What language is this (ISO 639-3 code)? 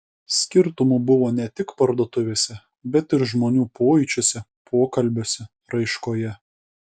lit